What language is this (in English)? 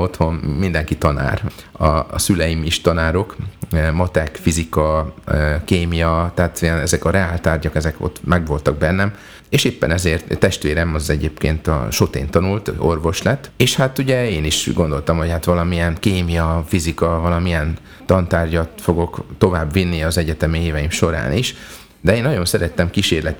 Hungarian